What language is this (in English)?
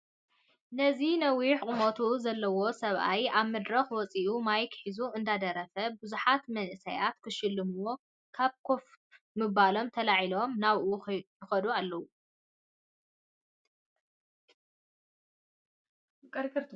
Tigrinya